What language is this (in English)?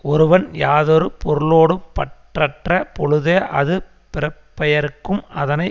Tamil